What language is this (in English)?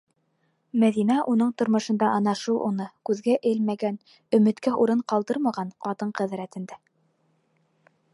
Bashkir